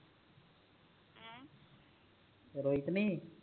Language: Punjabi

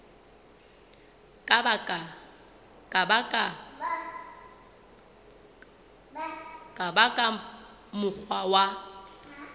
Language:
Southern Sotho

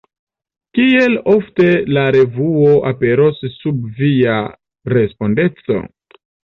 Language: Esperanto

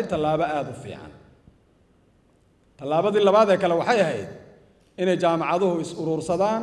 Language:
Arabic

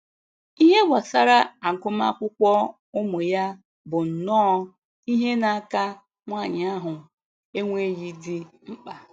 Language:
Igbo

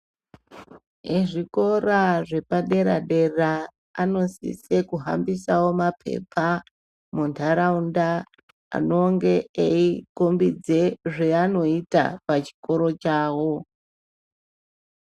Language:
Ndau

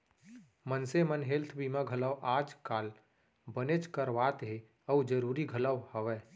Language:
Chhattisgarhi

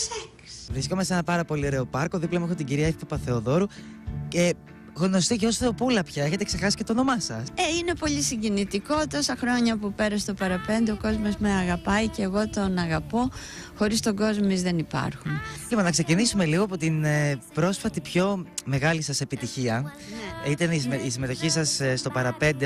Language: Greek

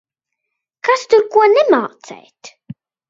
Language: Latvian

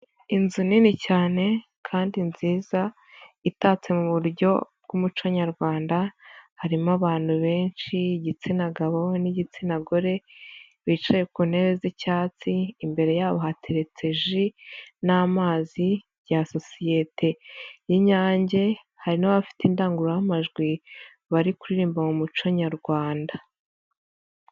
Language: Kinyarwanda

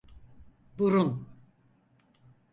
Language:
Turkish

